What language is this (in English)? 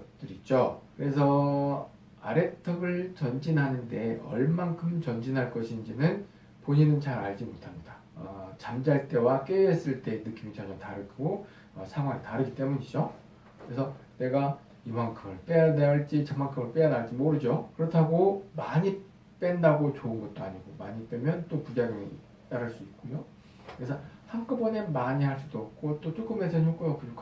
Korean